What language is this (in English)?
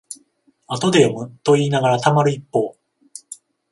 Japanese